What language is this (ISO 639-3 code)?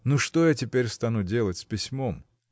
rus